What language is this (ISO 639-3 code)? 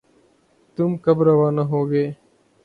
urd